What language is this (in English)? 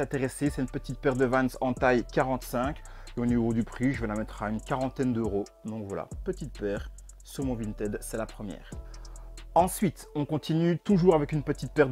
French